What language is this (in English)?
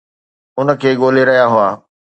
Sindhi